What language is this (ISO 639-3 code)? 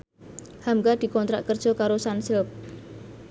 jav